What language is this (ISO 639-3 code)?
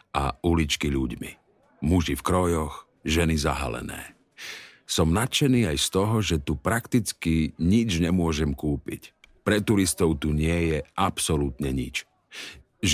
slk